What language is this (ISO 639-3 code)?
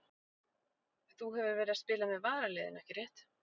isl